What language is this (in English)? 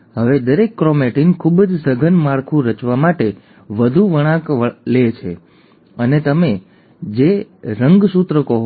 Gujarati